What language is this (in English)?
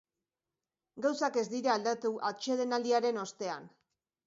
Basque